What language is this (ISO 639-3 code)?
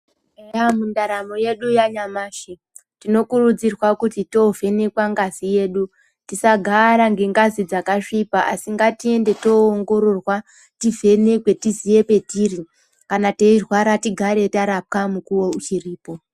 ndc